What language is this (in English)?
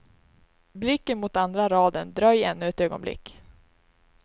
Swedish